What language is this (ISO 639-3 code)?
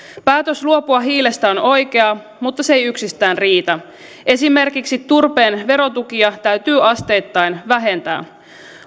fin